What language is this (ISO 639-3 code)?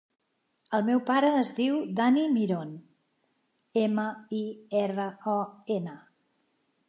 cat